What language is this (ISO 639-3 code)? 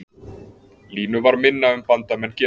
isl